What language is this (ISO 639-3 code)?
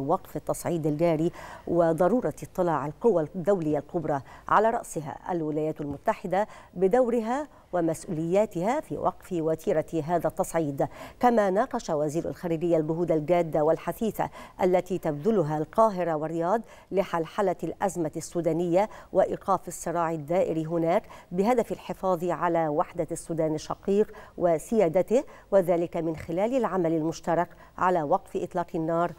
ara